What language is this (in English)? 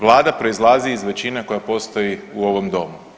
Croatian